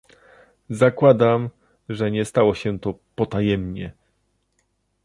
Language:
Polish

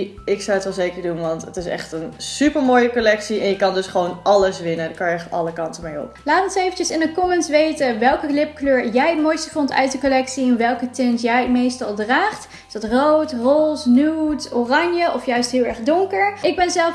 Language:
Dutch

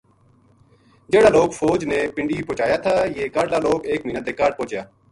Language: Gujari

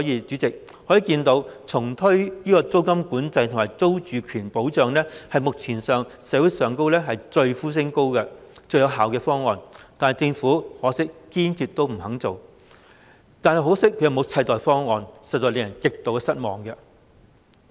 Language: Cantonese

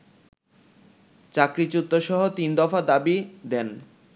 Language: Bangla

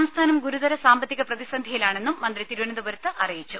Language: Malayalam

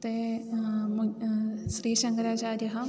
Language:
Sanskrit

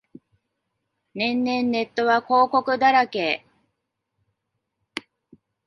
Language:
Japanese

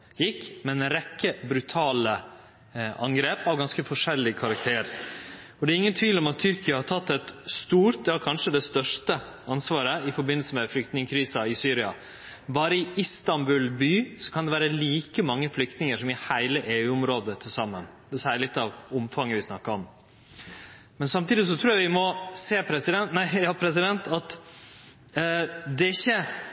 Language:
Norwegian Nynorsk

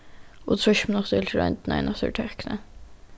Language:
Faroese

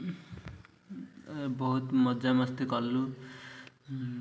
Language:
Odia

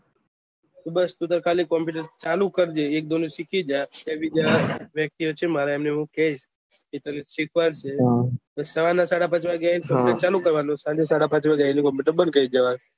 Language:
Gujarati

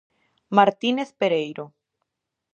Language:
Galician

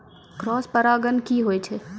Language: Maithili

